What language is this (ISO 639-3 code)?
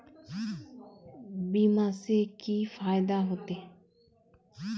mag